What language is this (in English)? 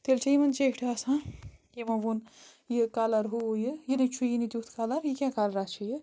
Kashmiri